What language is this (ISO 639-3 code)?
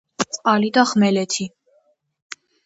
kat